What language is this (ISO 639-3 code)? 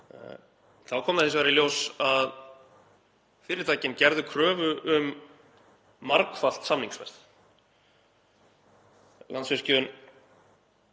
isl